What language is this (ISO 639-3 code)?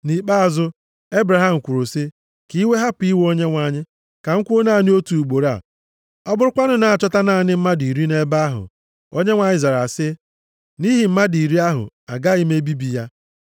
ibo